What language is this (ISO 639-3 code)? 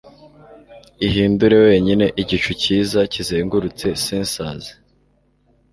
kin